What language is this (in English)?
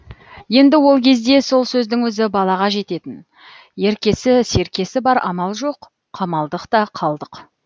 Kazakh